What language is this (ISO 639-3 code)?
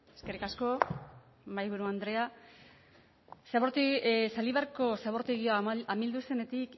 eus